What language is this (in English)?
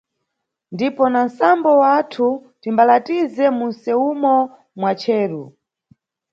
Nyungwe